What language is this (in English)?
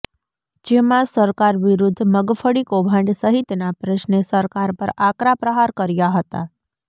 Gujarati